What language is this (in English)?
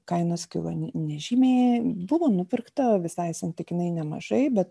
Lithuanian